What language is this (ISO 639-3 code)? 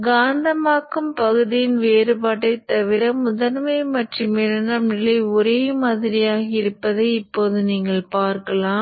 tam